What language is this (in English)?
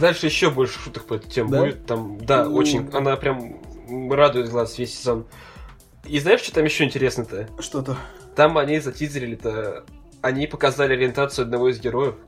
Russian